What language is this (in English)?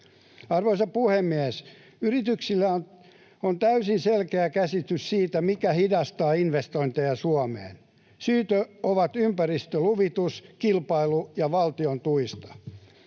Finnish